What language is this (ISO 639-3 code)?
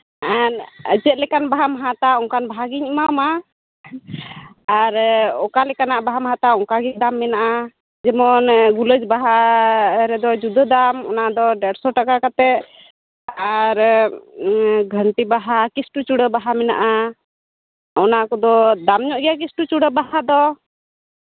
sat